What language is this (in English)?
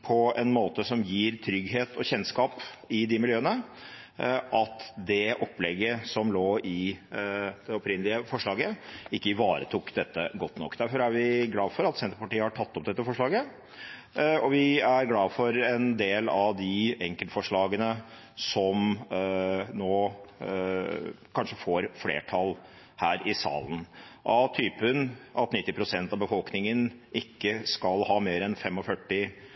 Norwegian Bokmål